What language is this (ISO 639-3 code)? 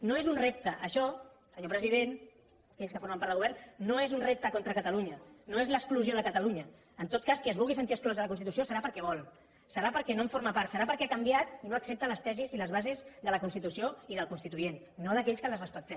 cat